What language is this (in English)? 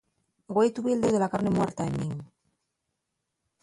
Asturian